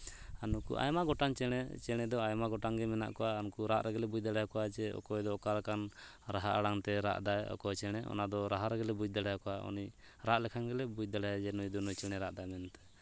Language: Santali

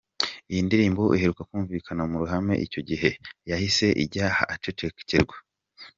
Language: Kinyarwanda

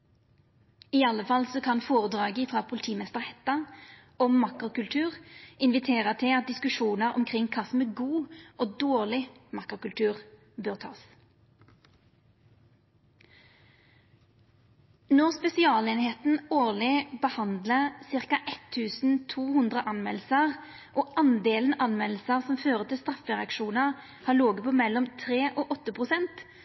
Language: Norwegian Nynorsk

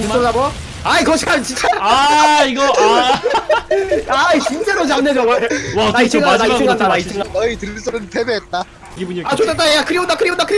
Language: Korean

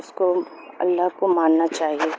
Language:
Urdu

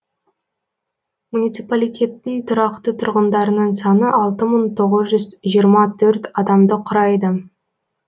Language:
Kazakh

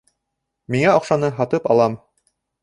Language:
Bashkir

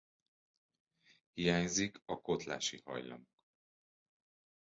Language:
Hungarian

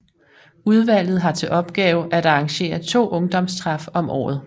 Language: Danish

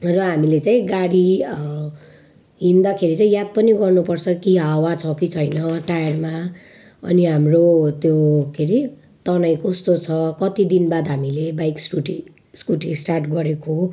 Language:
Nepali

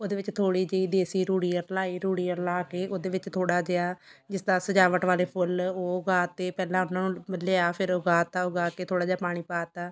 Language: Punjabi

